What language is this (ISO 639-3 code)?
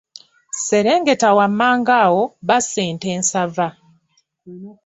lug